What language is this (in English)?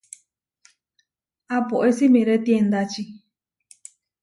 Huarijio